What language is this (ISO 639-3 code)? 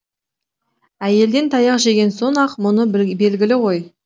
kaz